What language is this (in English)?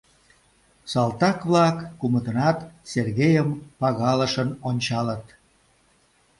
Mari